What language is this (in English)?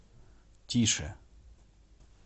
Russian